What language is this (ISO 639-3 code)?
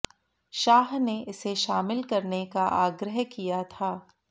hin